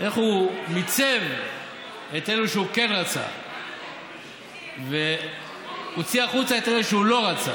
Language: Hebrew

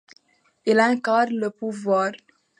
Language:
French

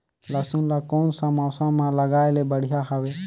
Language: Chhattisgarhi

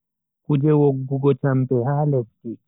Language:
Bagirmi Fulfulde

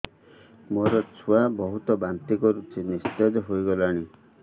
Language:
Odia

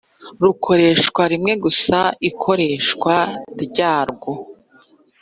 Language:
Kinyarwanda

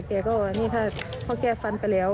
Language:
Thai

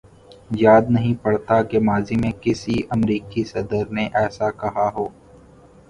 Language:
Urdu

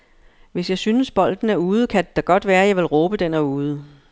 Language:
Danish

